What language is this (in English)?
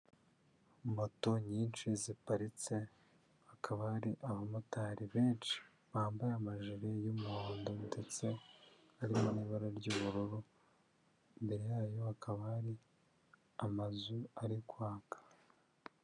Kinyarwanda